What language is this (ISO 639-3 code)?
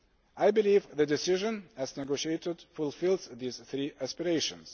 eng